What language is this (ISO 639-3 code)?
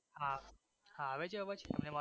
guj